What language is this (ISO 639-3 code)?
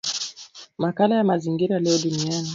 swa